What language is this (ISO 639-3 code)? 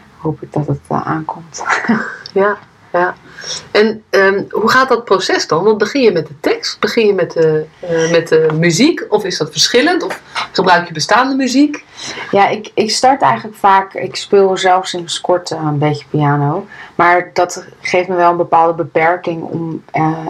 nld